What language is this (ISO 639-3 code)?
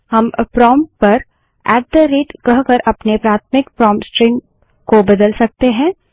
hin